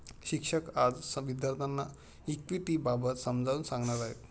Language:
Marathi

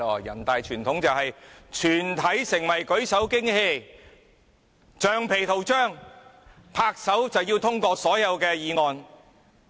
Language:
Cantonese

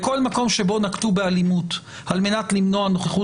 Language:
Hebrew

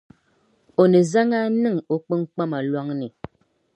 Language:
Dagbani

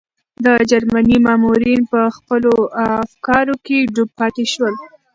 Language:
Pashto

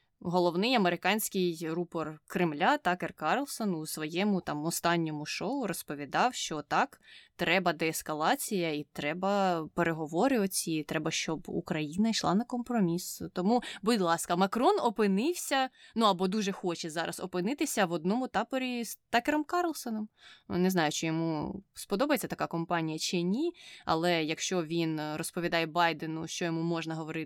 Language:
Ukrainian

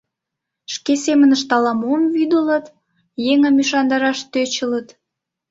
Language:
Mari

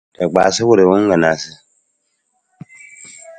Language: Nawdm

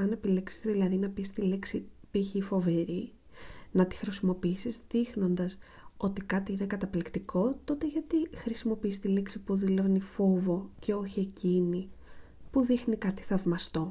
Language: Greek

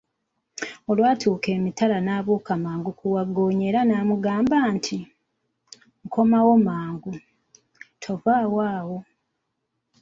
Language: Ganda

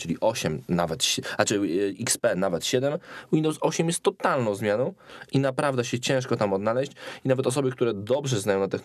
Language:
Polish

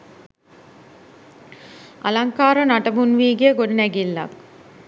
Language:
Sinhala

